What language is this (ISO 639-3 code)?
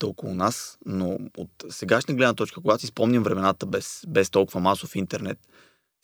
bul